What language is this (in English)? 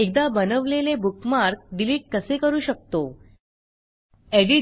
Marathi